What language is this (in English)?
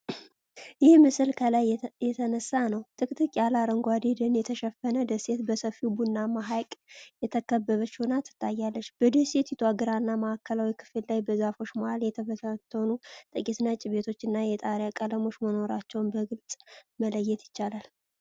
Amharic